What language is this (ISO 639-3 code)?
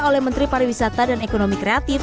ind